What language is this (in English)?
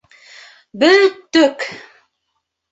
Bashkir